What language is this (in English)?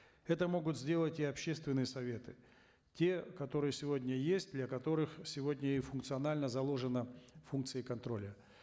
Kazakh